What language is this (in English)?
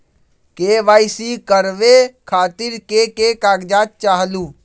Magahi